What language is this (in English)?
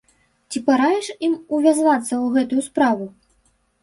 Belarusian